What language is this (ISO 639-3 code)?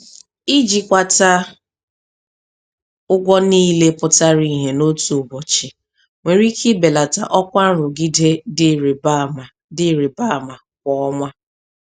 ibo